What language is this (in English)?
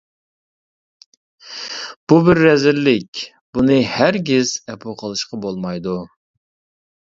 Uyghur